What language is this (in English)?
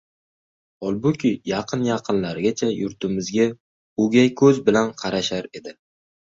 Uzbek